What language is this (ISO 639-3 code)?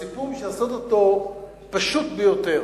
heb